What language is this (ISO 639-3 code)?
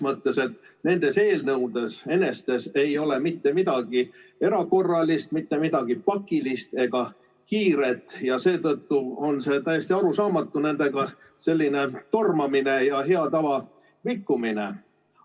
est